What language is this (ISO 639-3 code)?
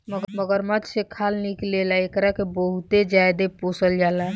bho